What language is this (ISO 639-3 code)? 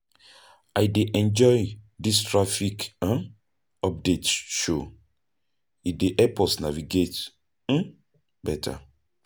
pcm